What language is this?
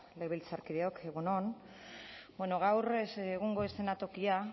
Basque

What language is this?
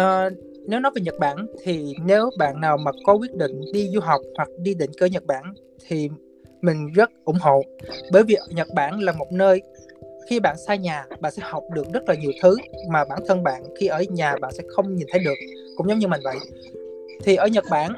Vietnamese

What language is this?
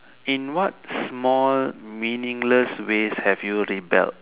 English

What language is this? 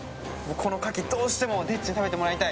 Japanese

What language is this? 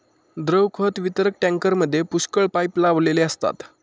Marathi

